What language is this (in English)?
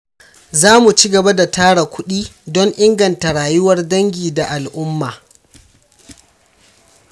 Hausa